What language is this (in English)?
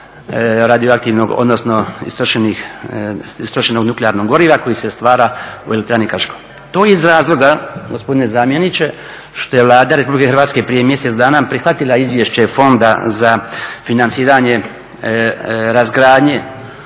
Croatian